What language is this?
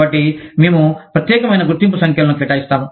Telugu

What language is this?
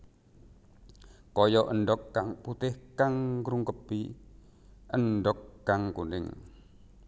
Javanese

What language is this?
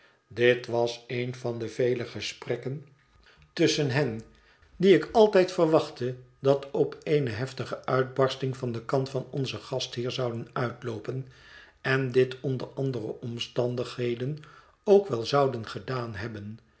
Dutch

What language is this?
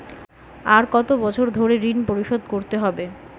Bangla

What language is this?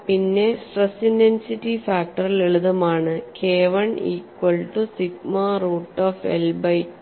Malayalam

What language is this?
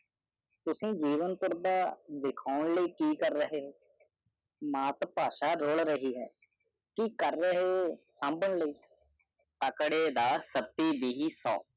Punjabi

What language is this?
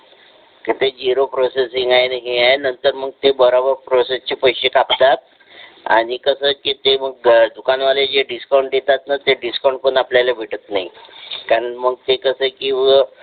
Marathi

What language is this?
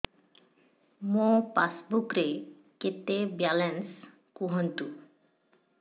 Odia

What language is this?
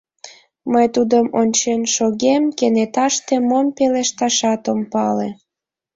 Mari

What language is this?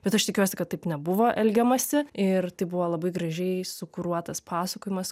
Lithuanian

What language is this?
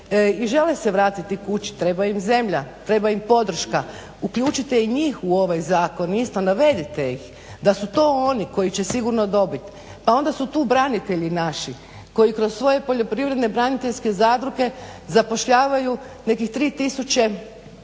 Croatian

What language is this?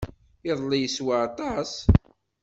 Kabyle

